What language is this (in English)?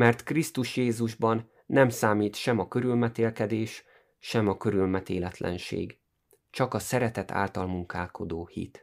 Hungarian